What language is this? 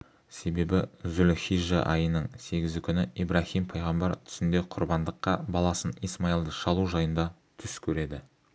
Kazakh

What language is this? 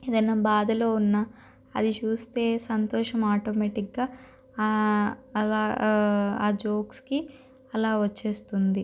Telugu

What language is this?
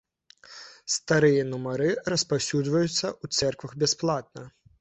Belarusian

